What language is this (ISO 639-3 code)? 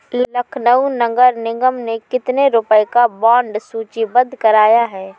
hin